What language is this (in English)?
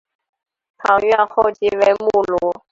Chinese